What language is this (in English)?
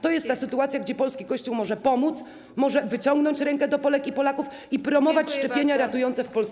Polish